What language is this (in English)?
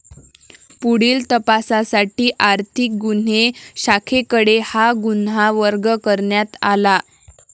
Marathi